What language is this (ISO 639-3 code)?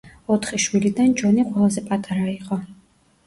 kat